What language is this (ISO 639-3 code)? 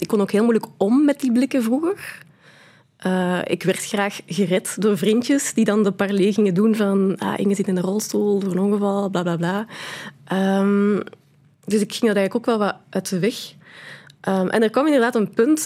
nld